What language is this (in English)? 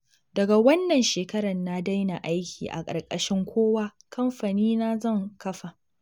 Hausa